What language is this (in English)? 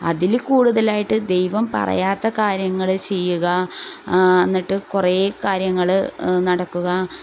Malayalam